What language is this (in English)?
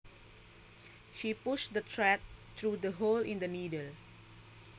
Javanese